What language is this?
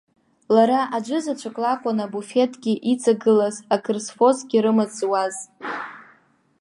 Abkhazian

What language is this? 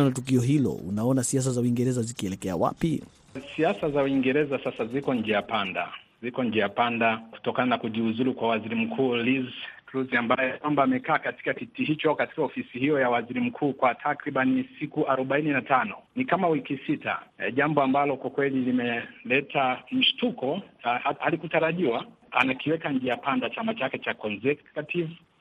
Swahili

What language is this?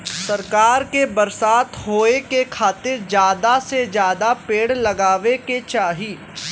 Bhojpuri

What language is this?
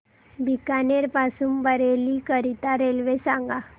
Marathi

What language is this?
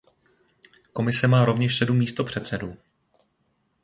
Czech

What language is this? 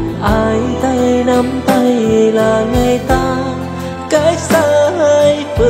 Vietnamese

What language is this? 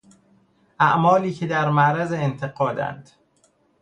Persian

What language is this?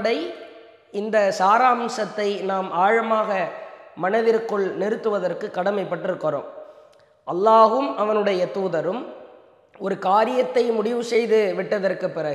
Arabic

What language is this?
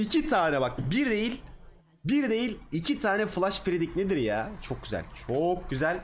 Turkish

